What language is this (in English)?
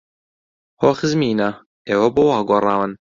Central Kurdish